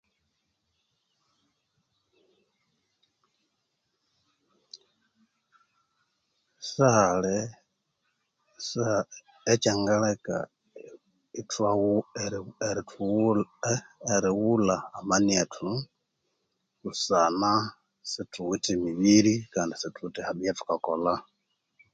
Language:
Konzo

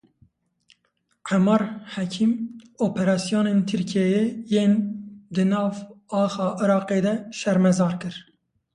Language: Kurdish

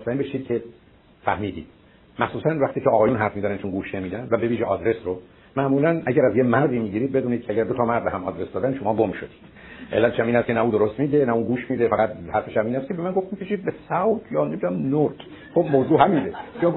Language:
Persian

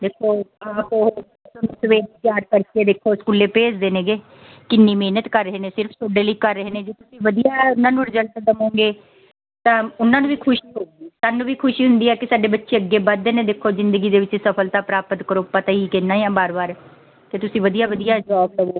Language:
Punjabi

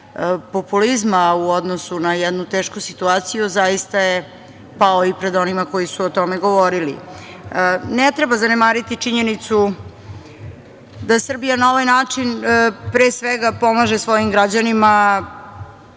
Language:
Serbian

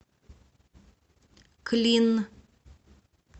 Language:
Russian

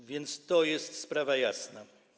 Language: Polish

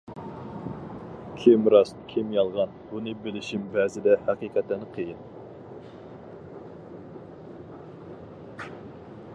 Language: Uyghur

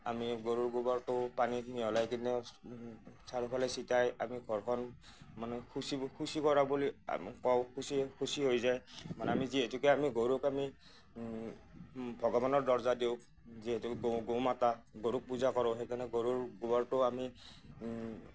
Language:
Assamese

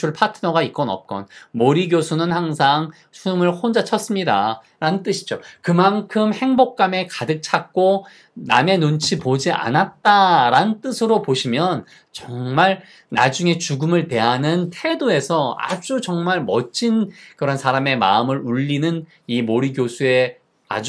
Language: Korean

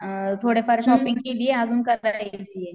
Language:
Marathi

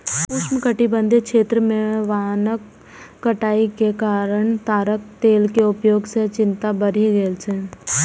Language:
Maithili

